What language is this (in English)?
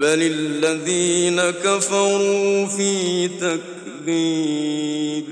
Arabic